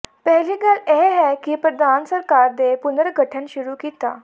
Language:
Punjabi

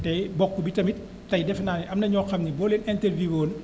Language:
Wolof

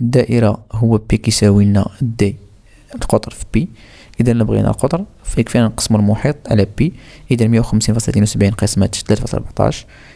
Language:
Arabic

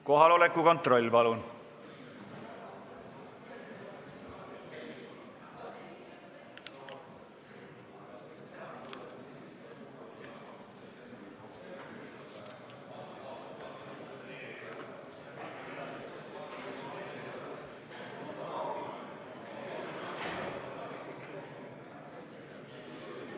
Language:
Estonian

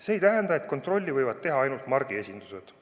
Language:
Estonian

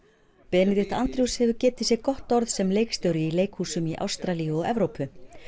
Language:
Icelandic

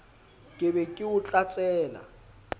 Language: Southern Sotho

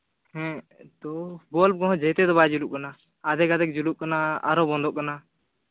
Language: Santali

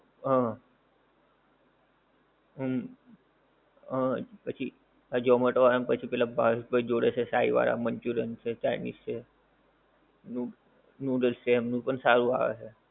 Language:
Gujarati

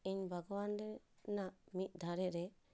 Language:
Santali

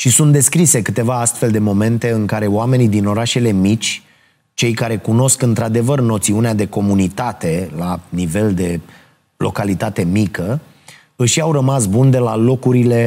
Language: Romanian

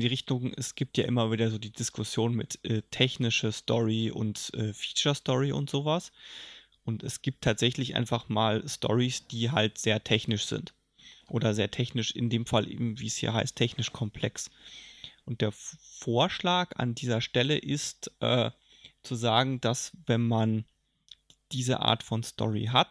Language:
German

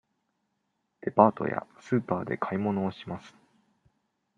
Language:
Japanese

